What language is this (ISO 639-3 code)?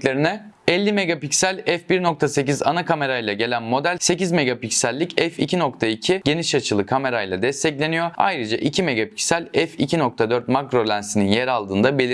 tur